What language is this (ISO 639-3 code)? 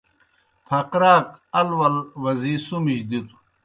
plk